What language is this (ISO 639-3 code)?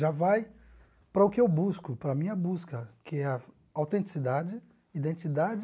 por